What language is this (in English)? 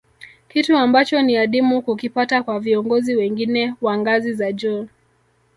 Swahili